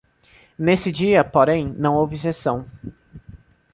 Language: Portuguese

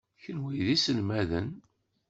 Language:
Kabyle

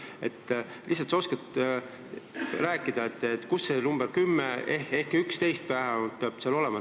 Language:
Estonian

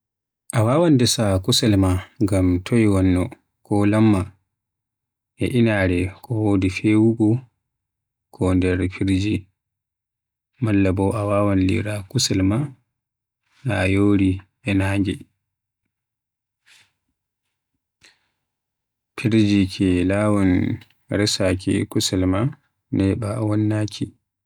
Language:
Western Niger Fulfulde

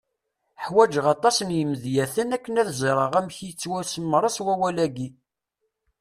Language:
Kabyle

